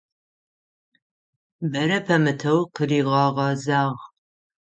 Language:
Adyghe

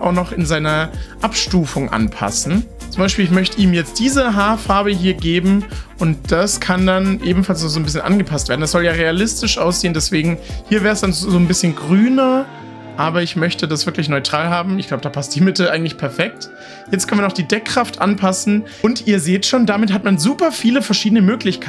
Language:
German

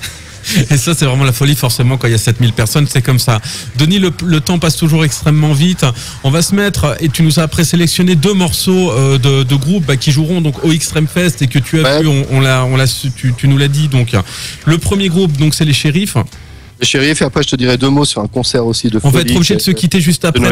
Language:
French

